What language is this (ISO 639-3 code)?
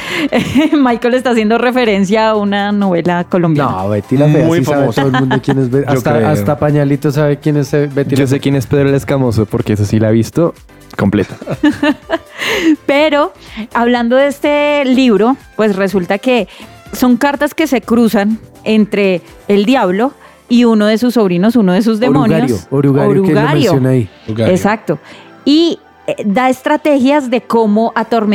spa